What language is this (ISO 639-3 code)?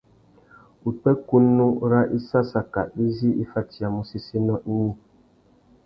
bag